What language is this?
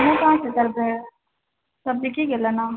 Maithili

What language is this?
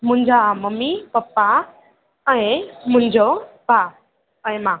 Sindhi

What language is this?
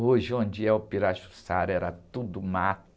Portuguese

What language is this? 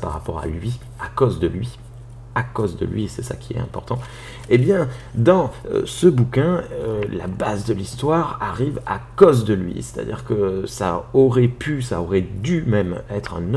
French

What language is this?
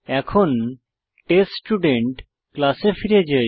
Bangla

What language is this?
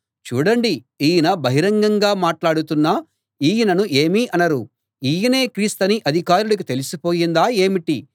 Telugu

